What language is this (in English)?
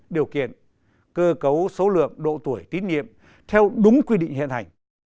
Vietnamese